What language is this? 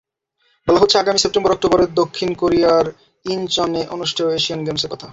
Bangla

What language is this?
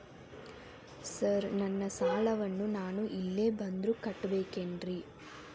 Kannada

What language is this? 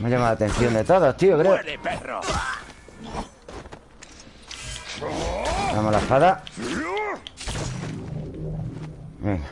Spanish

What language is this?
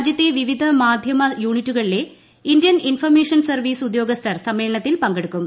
Malayalam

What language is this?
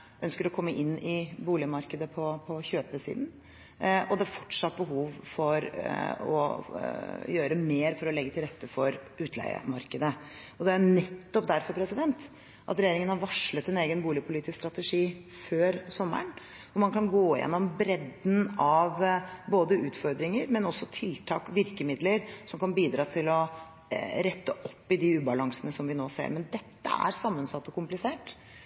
Norwegian Bokmål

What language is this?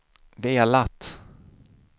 Swedish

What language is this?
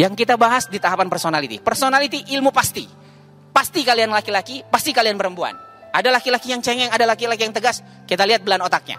Indonesian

